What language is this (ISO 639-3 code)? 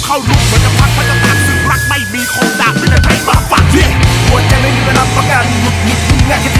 tha